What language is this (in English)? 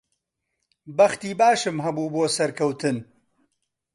Central Kurdish